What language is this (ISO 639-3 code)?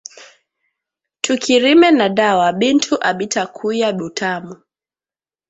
swa